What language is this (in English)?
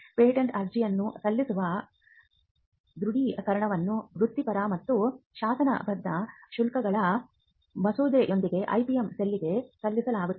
Kannada